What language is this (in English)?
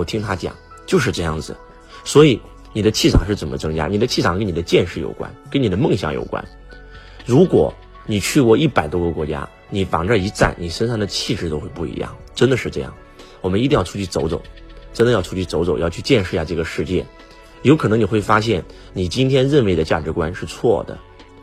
Chinese